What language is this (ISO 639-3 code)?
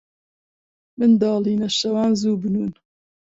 ckb